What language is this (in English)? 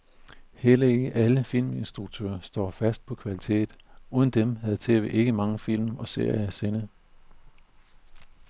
Danish